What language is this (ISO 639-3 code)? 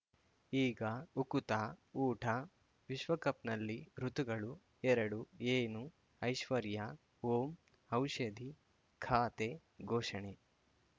kan